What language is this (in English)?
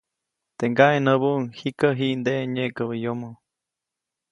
Copainalá Zoque